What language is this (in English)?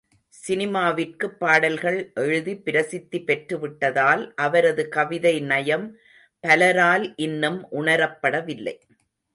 Tamil